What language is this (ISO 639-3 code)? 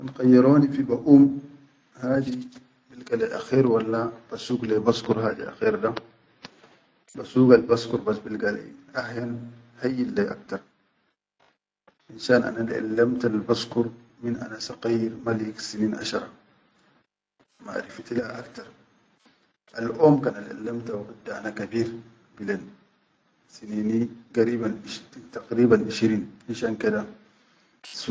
shu